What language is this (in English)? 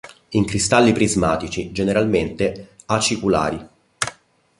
Italian